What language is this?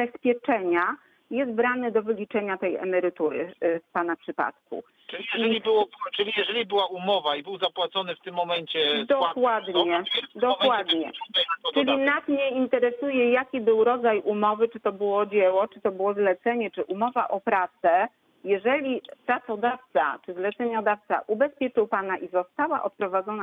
Polish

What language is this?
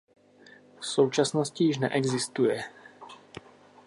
Czech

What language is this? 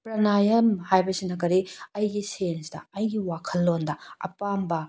Manipuri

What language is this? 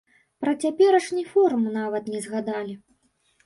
Belarusian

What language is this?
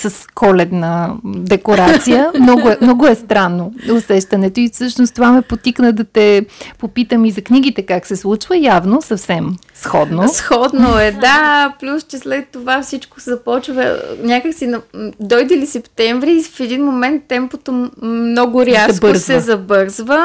Bulgarian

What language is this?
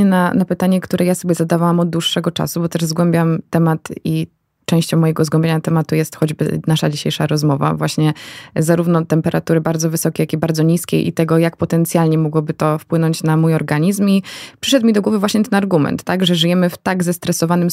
Polish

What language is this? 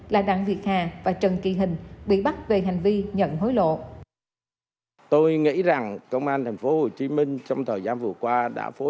Vietnamese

